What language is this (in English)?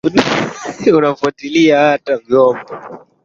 Swahili